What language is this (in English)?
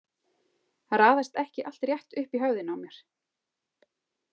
Icelandic